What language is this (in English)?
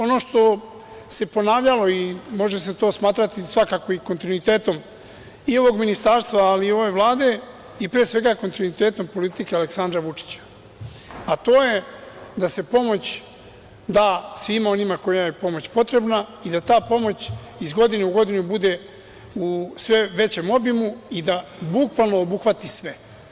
Serbian